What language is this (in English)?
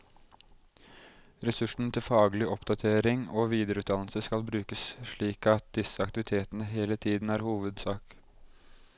Norwegian